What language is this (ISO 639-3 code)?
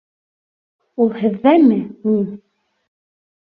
bak